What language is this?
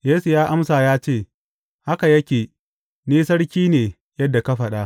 Hausa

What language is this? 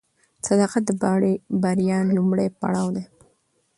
Pashto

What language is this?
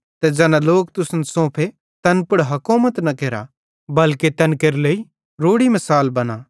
Bhadrawahi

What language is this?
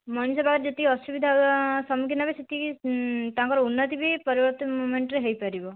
Odia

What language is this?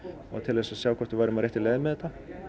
Icelandic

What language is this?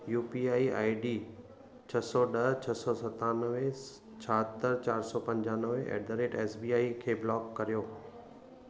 Sindhi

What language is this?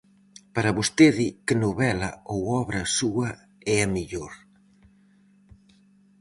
Galician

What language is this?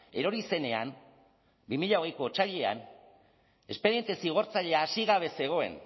Basque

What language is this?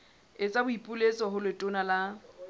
Southern Sotho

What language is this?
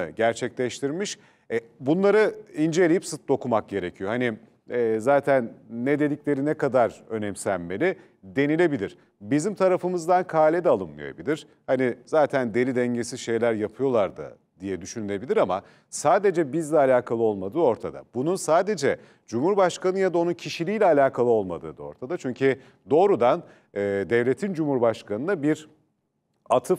Turkish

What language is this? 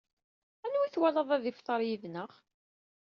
Kabyle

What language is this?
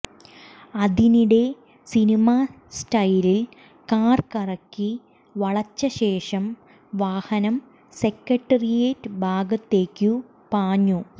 Malayalam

